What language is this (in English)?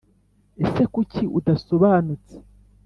Kinyarwanda